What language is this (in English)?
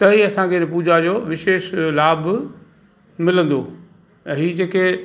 Sindhi